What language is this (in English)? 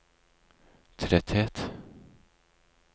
Norwegian